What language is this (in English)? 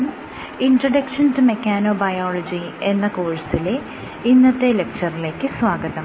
Malayalam